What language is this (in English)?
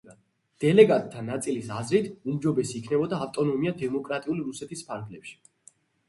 Georgian